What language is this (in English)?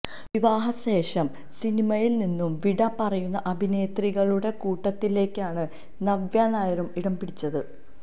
Malayalam